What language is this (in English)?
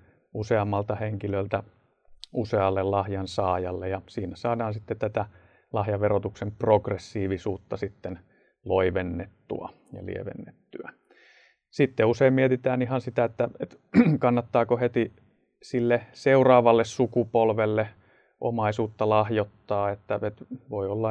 Finnish